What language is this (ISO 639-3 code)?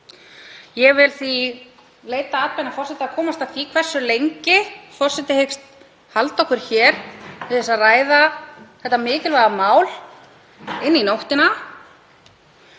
isl